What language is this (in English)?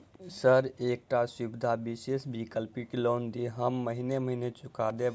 Maithili